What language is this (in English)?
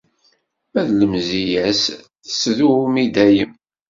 Kabyle